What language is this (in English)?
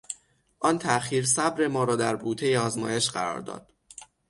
Persian